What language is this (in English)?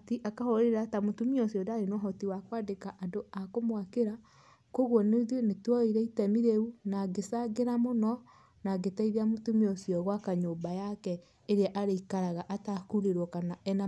Kikuyu